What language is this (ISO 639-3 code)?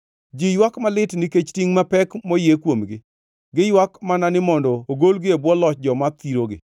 luo